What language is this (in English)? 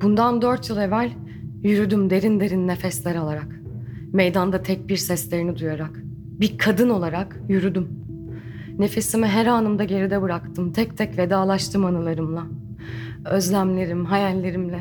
Turkish